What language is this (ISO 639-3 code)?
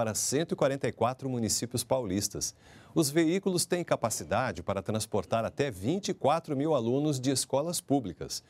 por